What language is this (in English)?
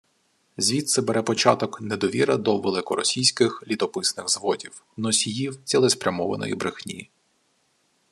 Ukrainian